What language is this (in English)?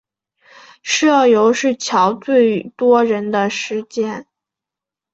Chinese